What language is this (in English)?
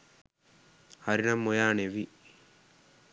Sinhala